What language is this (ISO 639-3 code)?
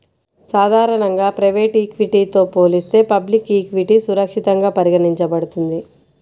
tel